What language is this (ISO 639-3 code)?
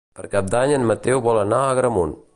cat